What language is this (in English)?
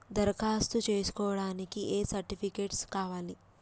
Telugu